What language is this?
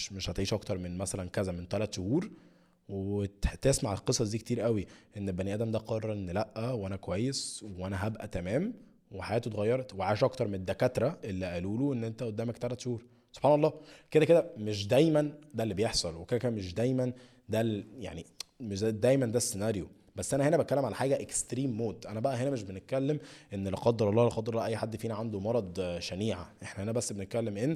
Arabic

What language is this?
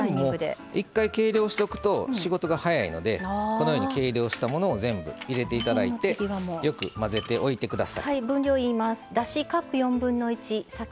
Japanese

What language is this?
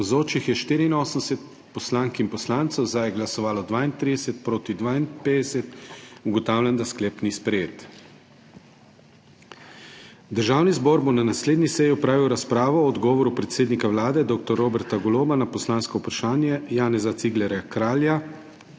Slovenian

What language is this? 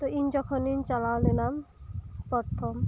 Santali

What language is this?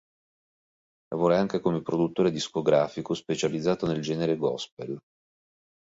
Italian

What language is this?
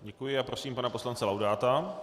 Czech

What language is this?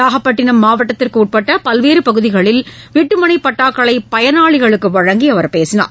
Tamil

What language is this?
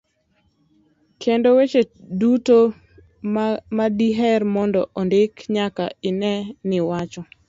Luo (Kenya and Tanzania)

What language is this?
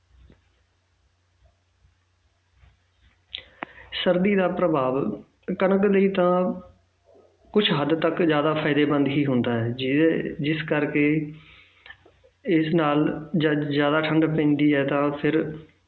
Punjabi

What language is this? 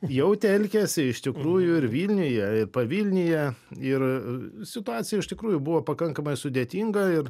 Lithuanian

